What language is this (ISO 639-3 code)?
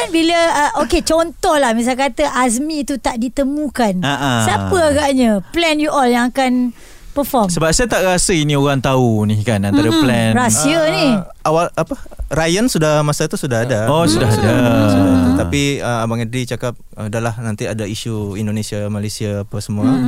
msa